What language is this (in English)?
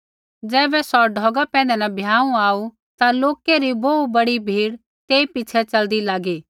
Kullu Pahari